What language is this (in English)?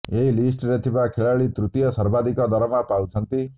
Odia